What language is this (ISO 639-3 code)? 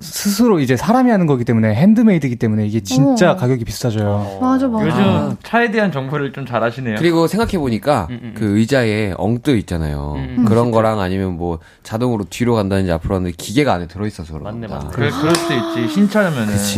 kor